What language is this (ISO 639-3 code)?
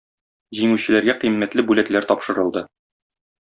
tat